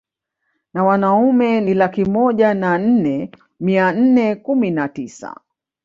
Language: Swahili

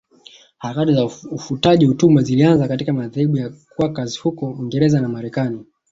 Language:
Swahili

